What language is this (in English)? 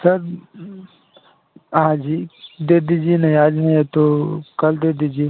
Hindi